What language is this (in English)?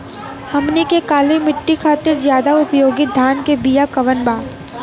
Bhojpuri